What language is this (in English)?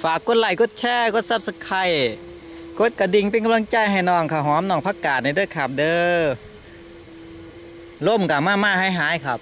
Thai